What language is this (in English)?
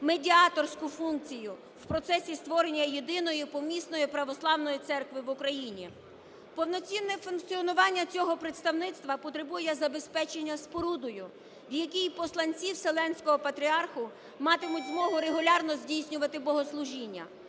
Ukrainian